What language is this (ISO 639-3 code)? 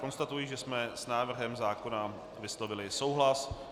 ces